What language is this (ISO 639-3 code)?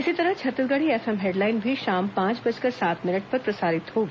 hin